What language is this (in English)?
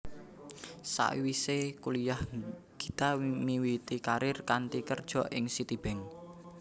Javanese